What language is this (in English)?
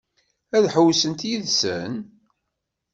Kabyle